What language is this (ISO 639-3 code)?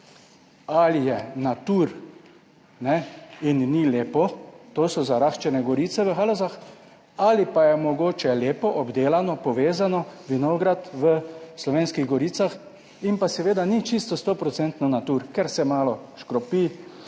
slv